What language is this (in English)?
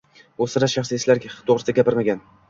Uzbek